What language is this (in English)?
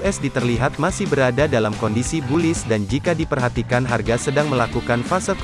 Indonesian